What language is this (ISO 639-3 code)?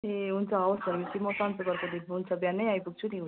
nep